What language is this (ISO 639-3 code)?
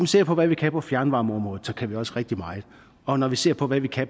dan